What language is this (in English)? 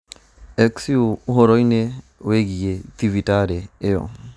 Kikuyu